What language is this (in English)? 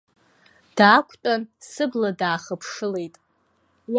Abkhazian